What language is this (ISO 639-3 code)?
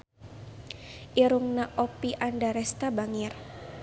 sun